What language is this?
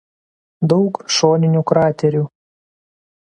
Lithuanian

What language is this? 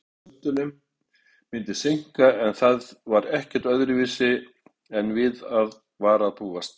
Icelandic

